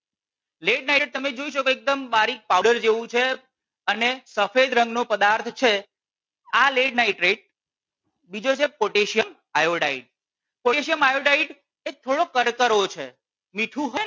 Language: Gujarati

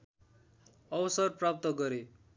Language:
Nepali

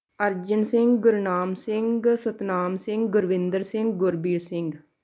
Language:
Punjabi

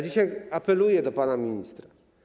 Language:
Polish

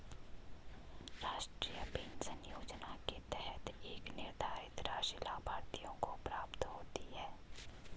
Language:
Hindi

